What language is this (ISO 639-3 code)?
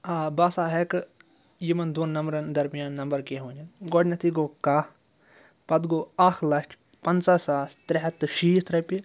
kas